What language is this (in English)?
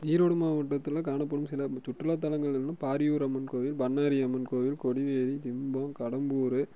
Tamil